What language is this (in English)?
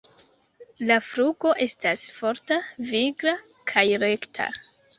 Esperanto